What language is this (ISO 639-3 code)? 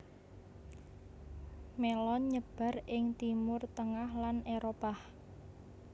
jav